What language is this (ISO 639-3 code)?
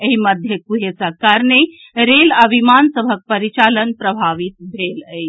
mai